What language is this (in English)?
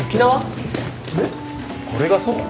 Japanese